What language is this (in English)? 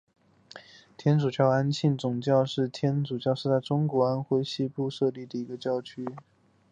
Chinese